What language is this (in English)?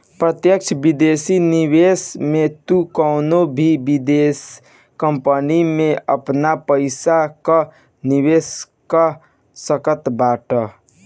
Bhojpuri